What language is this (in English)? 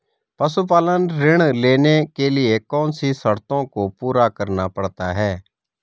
Hindi